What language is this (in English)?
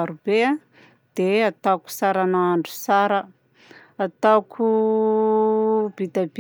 Southern Betsimisaraka Malagasy